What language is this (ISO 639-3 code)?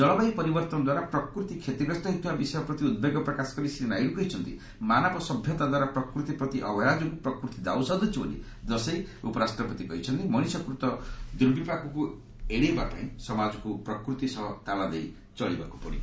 ori